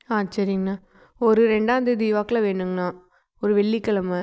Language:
Tamil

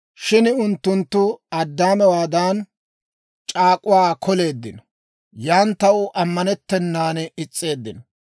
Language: Dawro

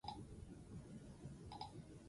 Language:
Basque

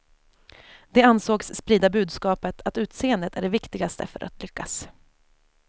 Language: Swedish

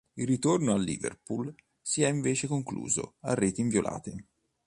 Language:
Italian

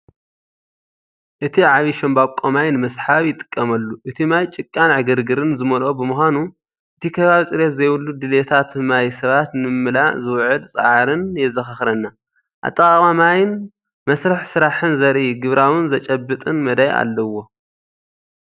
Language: Tigrinya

